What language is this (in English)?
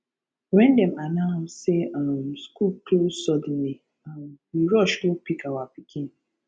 Nigerian Pidgin